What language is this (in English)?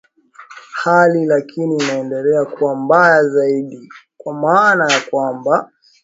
Swahili